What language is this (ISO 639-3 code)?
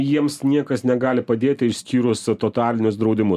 lit